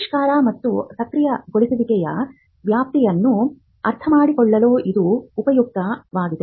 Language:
Kannada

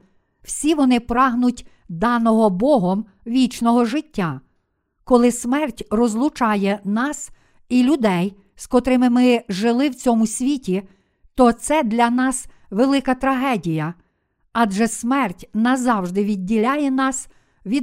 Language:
Ukrainian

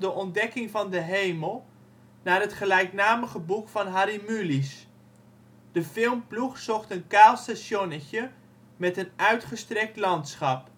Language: Dutch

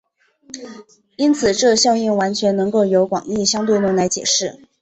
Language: Chinese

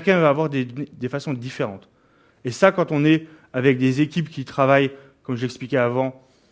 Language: French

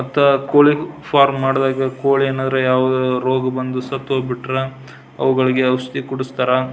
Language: Kannada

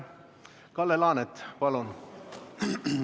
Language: Estonian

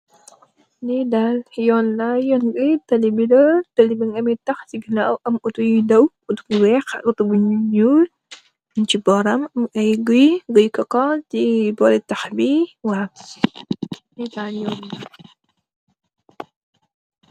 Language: Wolof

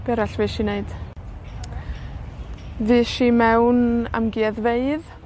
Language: Welsh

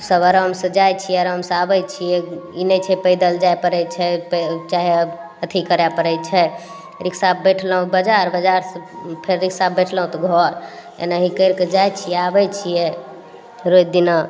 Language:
Maithili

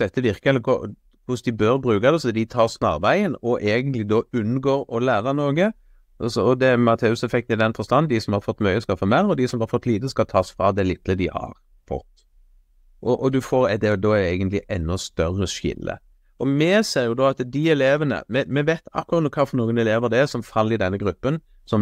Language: Norwegian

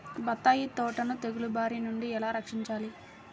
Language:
Telugu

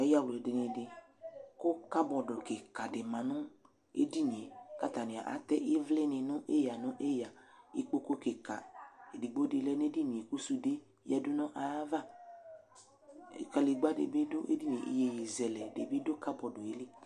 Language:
Ikposo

